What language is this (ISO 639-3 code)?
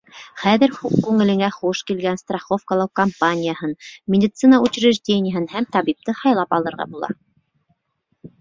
bak